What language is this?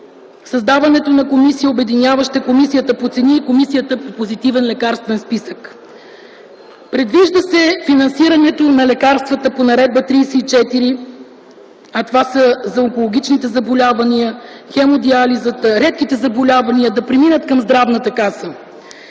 Bulgarian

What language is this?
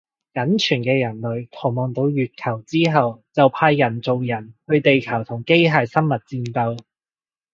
Cantonese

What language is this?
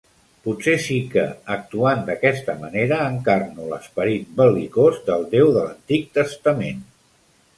Catalan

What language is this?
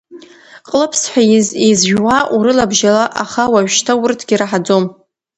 Abkhazian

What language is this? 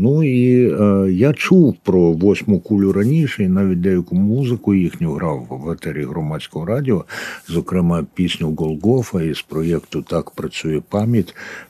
Ukrainian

